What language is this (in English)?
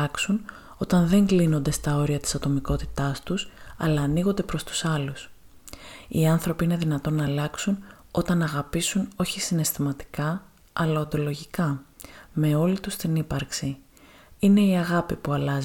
Greek